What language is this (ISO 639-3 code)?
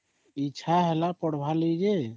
ori